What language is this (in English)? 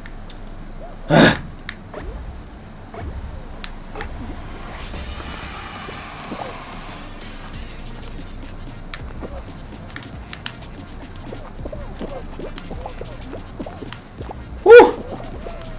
Indonesian